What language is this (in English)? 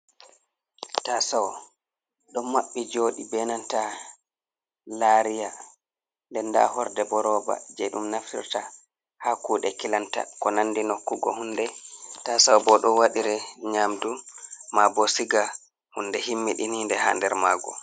Fula